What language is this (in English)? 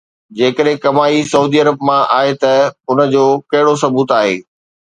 Sindhi